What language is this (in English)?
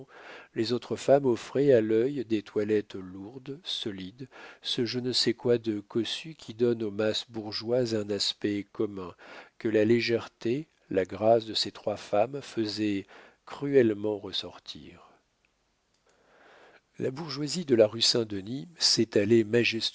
French